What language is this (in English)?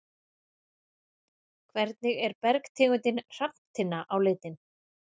Icelandic